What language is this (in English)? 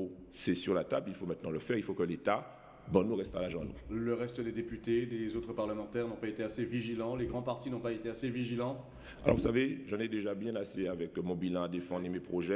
French